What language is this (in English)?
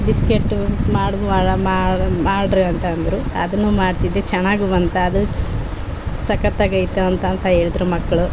Kannada